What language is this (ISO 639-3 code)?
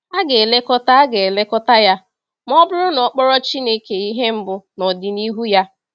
ibo